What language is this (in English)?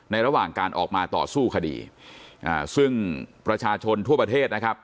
Thai